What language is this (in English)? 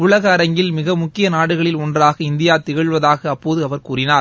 Tamil